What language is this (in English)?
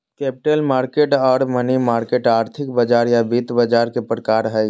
Magahi